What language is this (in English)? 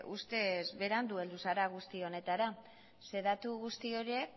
Basque